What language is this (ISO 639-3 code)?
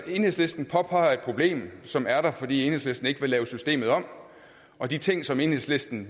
dan